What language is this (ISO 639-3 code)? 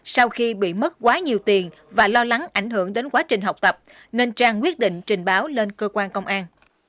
vie